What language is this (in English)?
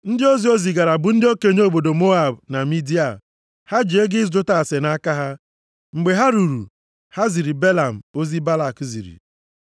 Igbo